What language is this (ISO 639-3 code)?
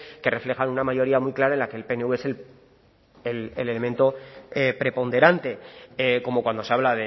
spa